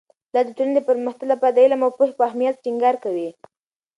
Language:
Pashto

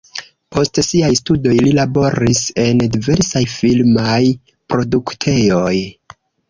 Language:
Esperanto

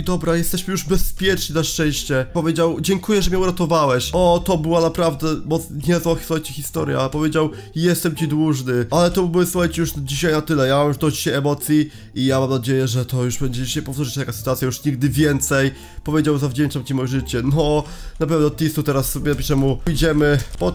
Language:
Polish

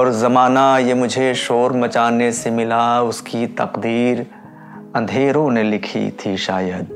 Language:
Urdu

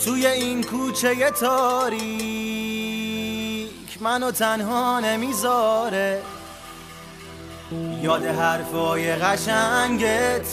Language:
Persian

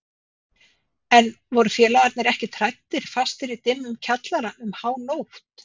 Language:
Icelandic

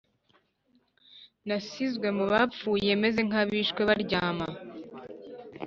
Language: Kinyarwanda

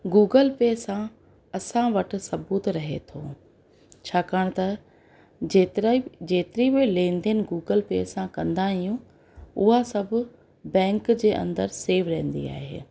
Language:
Sindhi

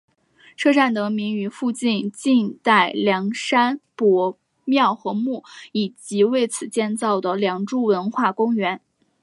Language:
Chinese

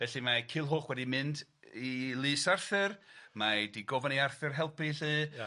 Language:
Welsh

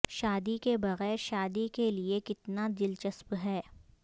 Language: Urdu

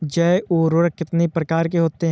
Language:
Hindi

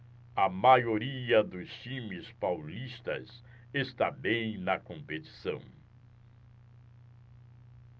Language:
Portuguese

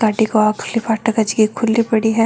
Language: Marwari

